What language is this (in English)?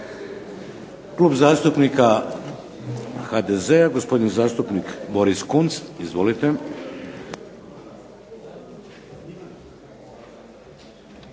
Croatian